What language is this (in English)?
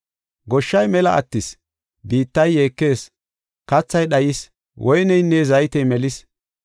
Gofa